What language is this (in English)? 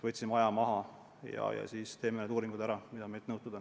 Estonian